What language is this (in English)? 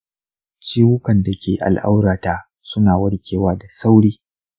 Hausa